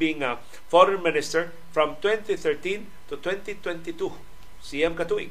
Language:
Filipino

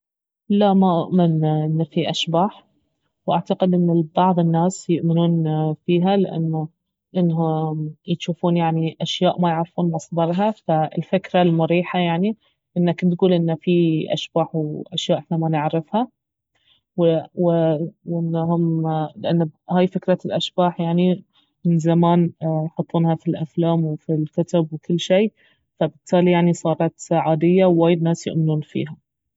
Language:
Baharna Arabic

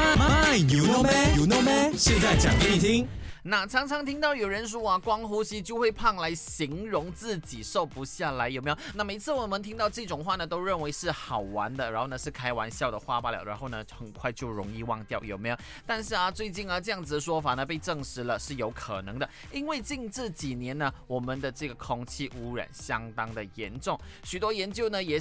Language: Chinese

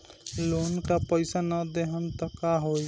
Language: Bhojpuri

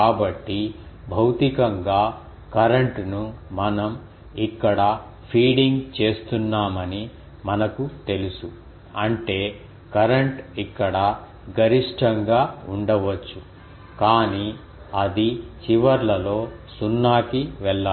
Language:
Telugu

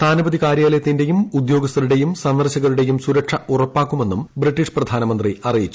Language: Malayalam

